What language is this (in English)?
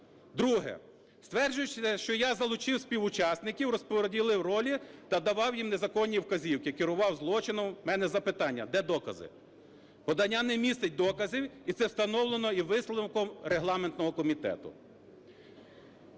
Ukrainian